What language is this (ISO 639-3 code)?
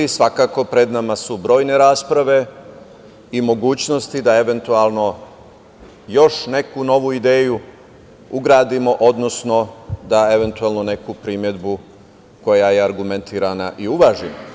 srp